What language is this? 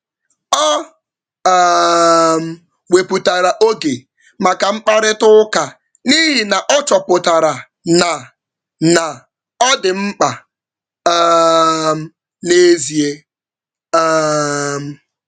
Igbo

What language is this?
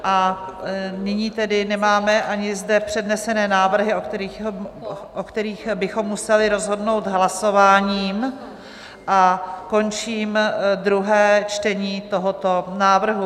Czech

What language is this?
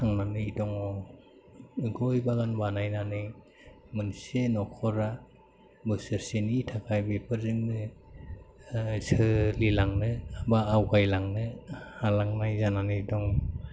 Bodo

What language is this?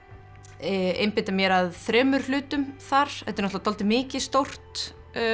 Icelandic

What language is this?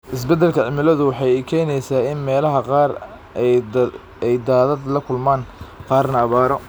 Somali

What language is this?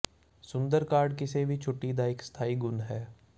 Punjabi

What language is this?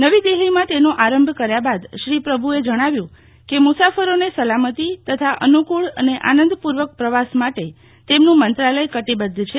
Gujarati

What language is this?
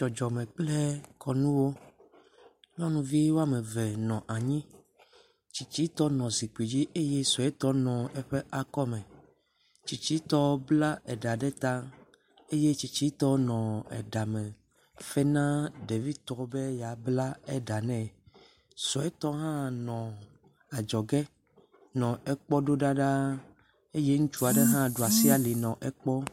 Ewe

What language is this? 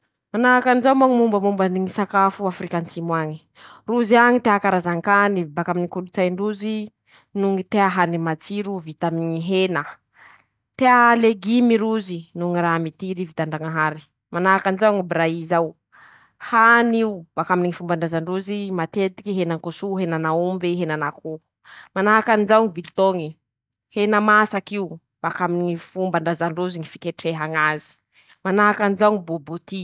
Masikoro Malagasy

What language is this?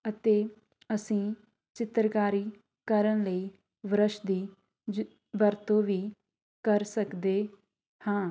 Punjabi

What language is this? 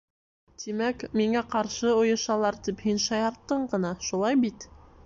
Bashkir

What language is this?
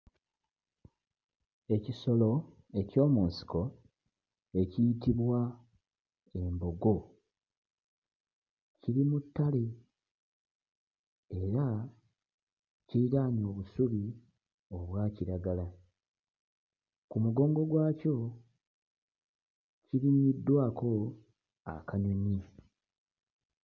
Ganda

